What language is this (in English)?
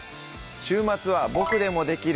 Japanese